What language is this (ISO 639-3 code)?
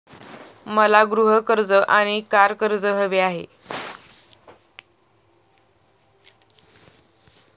mar